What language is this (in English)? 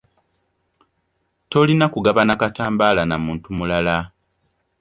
Ganda